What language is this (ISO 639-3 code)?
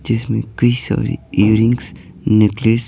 hin